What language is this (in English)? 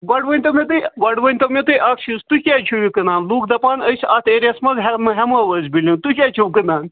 Kashmiri